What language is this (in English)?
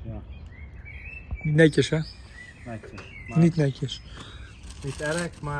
Dutch